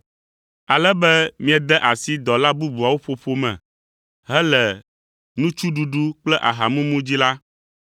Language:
Ewe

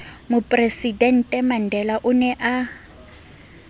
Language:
Southern Sotho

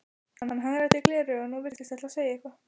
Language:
Icelandic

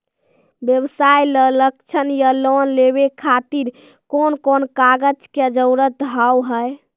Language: Maithili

